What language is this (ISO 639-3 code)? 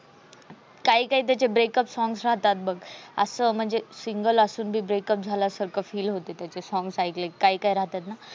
mar